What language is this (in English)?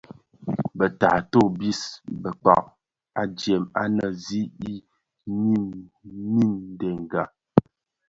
Bafia